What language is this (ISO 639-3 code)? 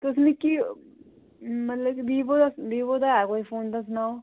doi